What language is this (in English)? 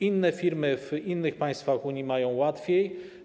Polish